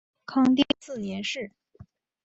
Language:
Chinese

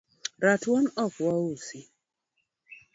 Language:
Luo (Kenya and Tanzania)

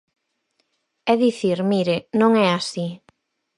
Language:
Galician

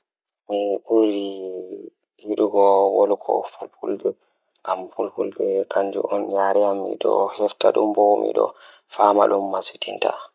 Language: Fula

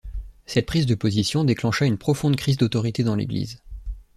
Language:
French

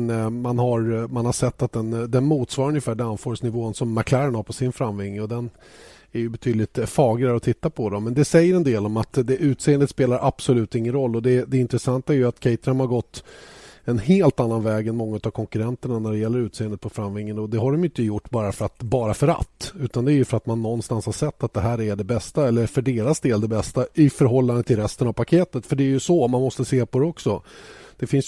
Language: Swedish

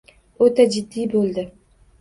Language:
Uzbek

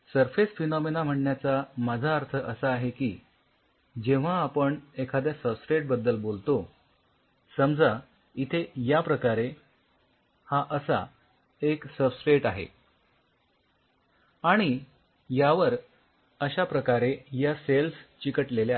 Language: Marathi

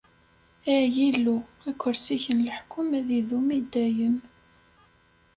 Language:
Kabyle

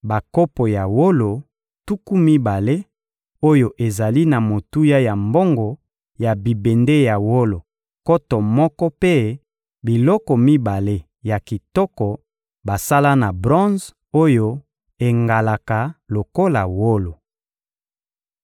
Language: Lingala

